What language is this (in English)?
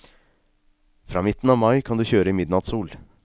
Norwegian